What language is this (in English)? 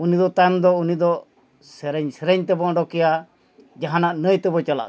Santali